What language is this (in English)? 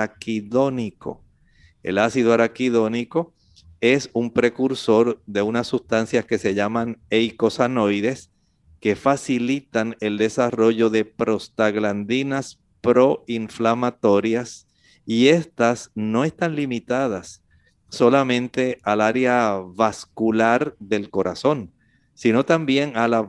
Spanish